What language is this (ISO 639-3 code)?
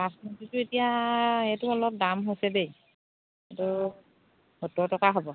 asm